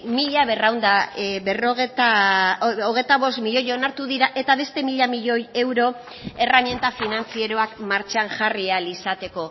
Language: Basque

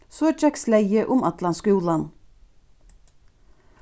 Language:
Faroese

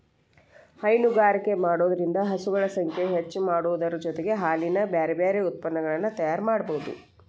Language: Kannada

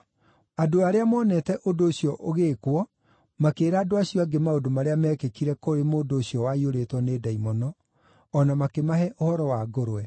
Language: Kikuyu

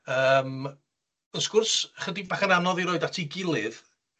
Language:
Welsh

